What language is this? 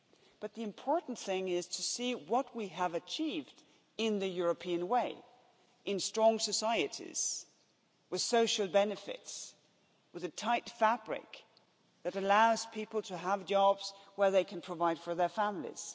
English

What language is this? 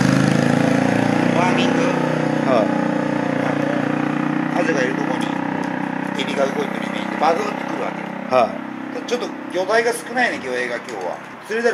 Japanese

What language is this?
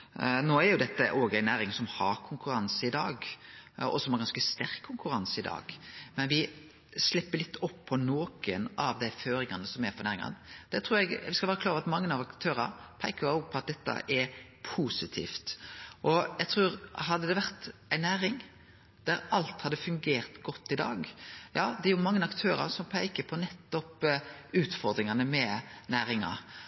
Norwegian Nynorsk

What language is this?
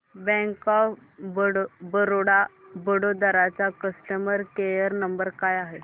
Marathi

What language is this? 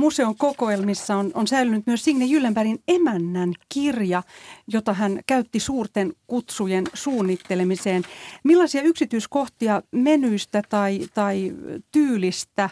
Finnish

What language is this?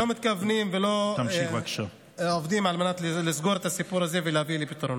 Hebrew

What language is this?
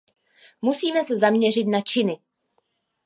Czech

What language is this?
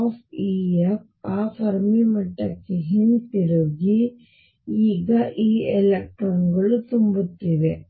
Kannada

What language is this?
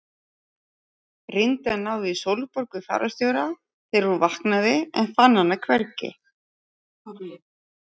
Icelandic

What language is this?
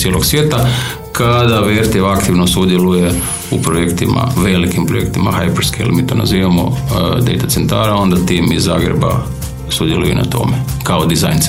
Croatian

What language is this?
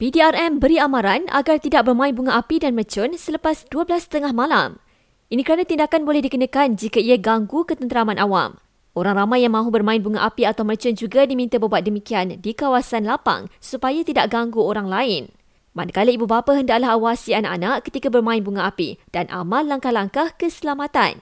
Malay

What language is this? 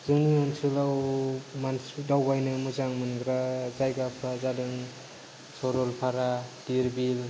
Bodo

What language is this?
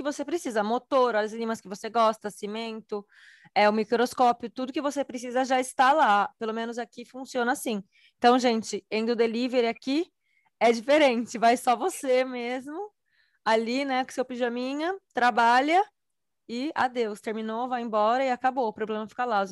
Portuguese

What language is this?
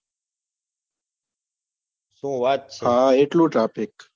Gujarati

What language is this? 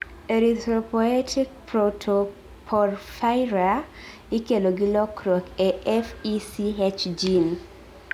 Luo (Kenya and Tanzania)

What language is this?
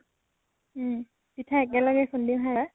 Assamese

